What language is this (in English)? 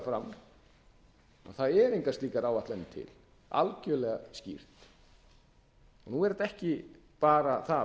Icelandic